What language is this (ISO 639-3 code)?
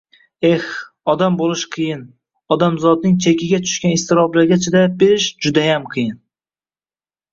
uzb